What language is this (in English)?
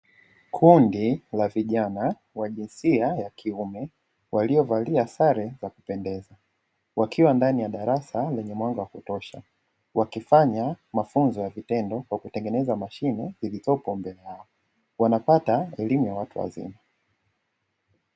Swahili